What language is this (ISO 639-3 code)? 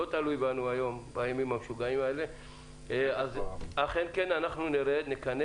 heb